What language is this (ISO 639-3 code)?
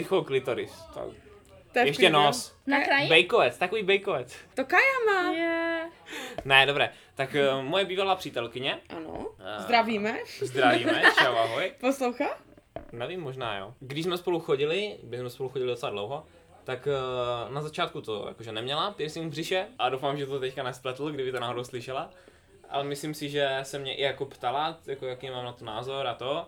ces